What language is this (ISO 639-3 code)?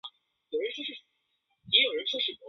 zho